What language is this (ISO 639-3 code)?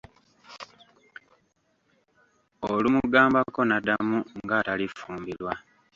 lug